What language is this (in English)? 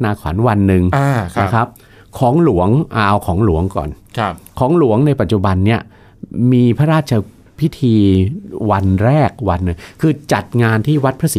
Thai